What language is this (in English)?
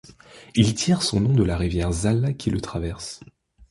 French